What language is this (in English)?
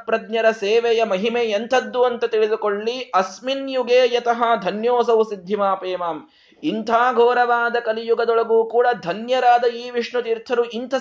Kannada